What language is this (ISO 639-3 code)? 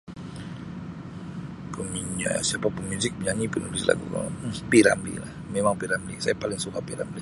msi